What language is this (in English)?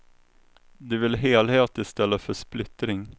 Swedish